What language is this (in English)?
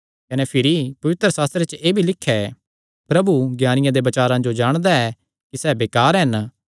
Kangri